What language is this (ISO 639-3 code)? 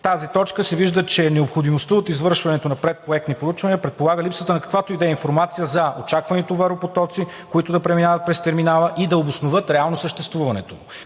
bul